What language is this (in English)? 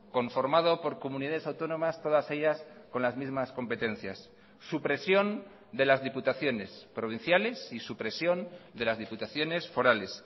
Spanish